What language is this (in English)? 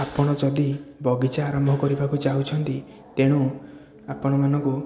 Odia